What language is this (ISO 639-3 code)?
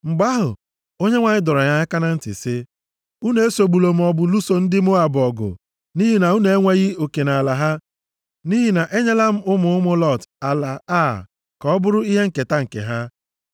ibo